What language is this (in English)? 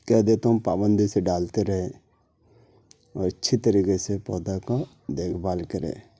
Urdu